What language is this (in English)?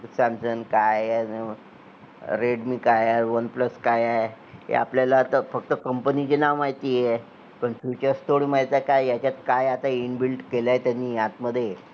Marathi